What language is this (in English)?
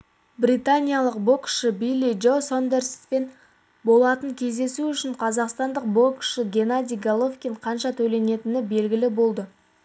Kazakh